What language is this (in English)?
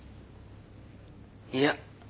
Japanese